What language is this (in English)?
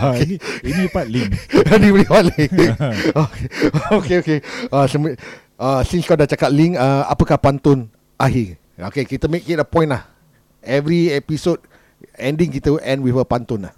Malay